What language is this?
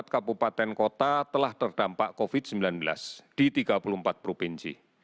Indonesian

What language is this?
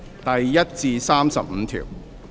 Cantonese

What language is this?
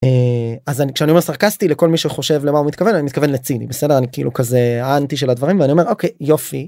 Hebrew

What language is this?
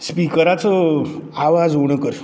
Konkani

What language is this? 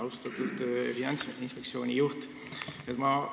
Estonian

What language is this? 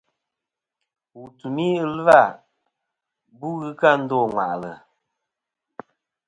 Kom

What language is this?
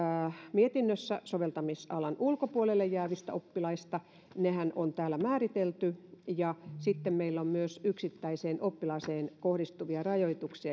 Finnish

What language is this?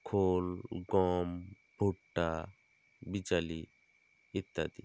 Bangla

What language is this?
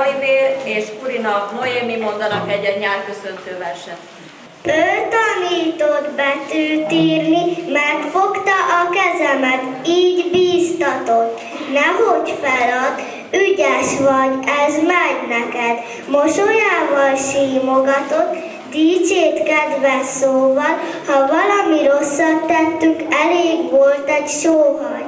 Hungarian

